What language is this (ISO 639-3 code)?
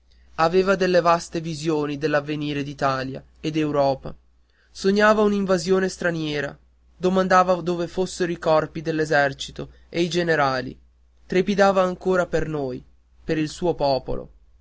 ita